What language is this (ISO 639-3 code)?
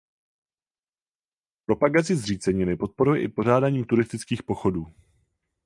ces